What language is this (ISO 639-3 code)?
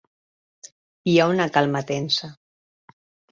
cat